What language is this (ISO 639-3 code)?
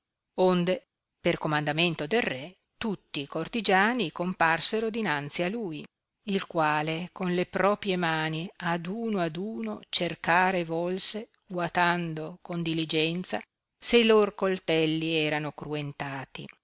ita